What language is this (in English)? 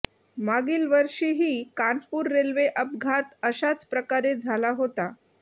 Marathi